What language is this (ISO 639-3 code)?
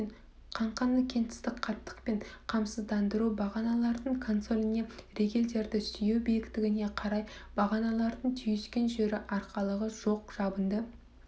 kaz